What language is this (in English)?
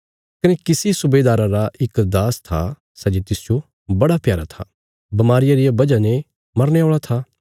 Bilaspuri